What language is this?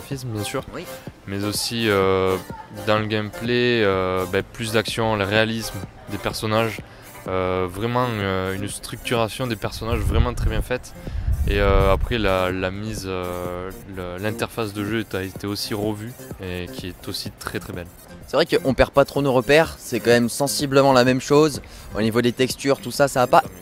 French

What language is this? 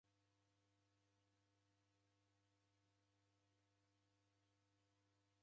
Taita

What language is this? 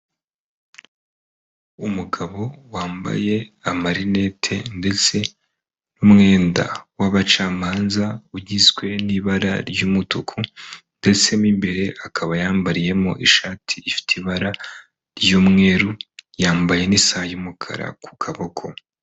Kinyarwanda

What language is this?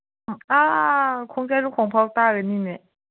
Manipuri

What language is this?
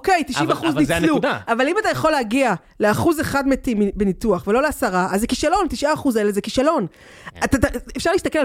Hebrew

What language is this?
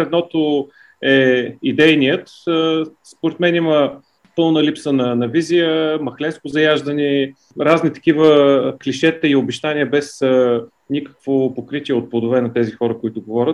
Bulgarian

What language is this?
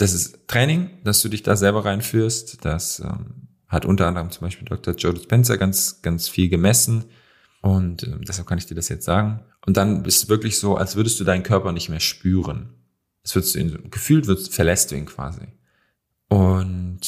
German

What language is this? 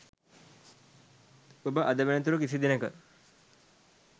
Sinhala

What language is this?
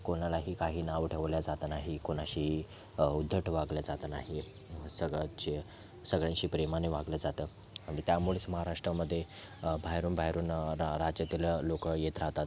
Marathi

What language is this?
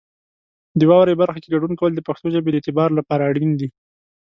Pashto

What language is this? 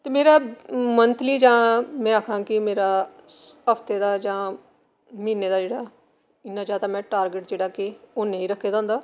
Dogri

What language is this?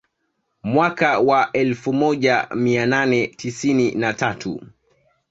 Swahili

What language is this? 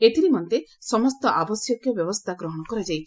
Odia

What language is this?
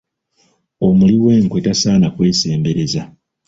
Ganda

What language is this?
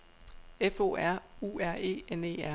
Danish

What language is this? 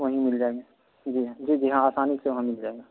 Urdu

